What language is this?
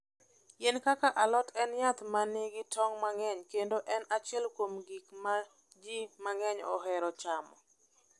Luo (Kenya and Tanzania)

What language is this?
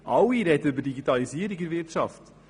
Swiss German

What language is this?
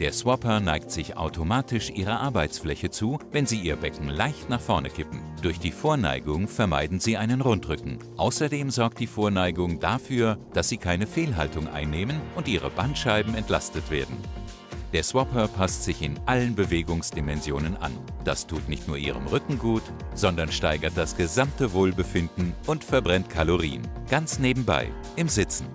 German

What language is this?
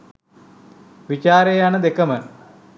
Sinhala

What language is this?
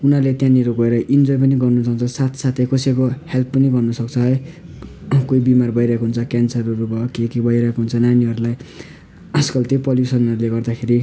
Nepali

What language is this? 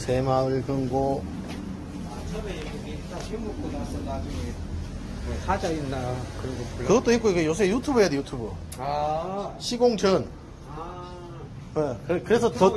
Korean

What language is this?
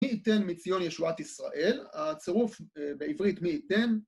Hebrew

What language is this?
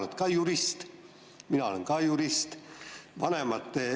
Estonian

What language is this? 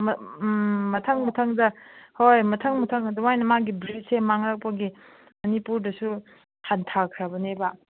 Manipuri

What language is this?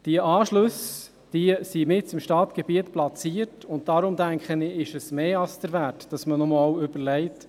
Swiss German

